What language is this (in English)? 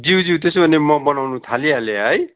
Nepali